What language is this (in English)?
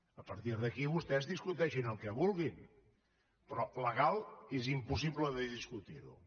Catalan